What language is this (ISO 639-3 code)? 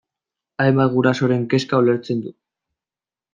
eus